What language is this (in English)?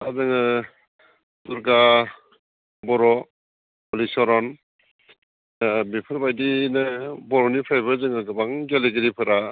Bodo